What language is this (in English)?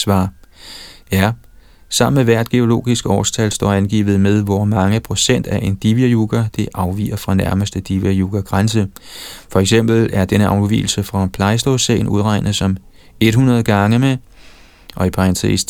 Danish